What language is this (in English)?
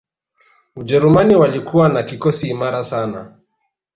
Swahili